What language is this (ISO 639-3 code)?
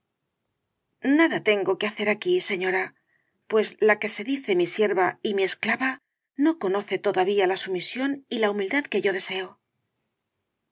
spa